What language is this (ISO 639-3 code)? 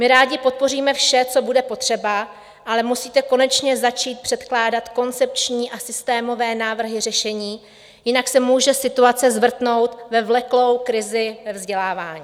ces